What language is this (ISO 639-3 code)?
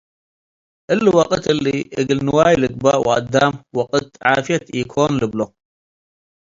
tig